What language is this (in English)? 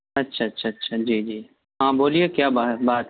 Urdu